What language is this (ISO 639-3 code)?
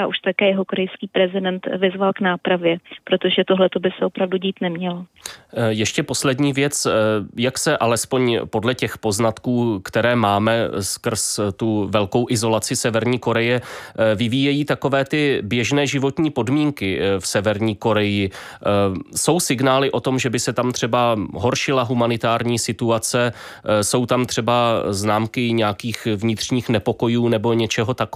ces